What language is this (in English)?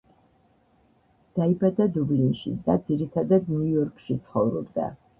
Georgian